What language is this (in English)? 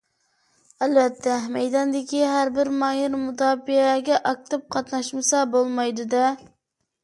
Uyghur